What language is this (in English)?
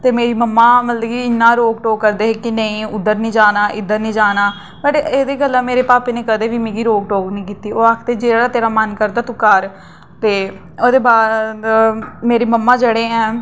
Dogri